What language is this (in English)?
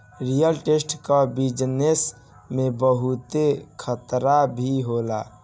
Bhojpuri